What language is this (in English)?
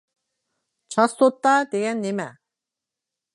Uyghur